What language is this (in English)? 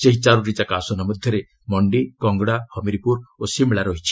Odia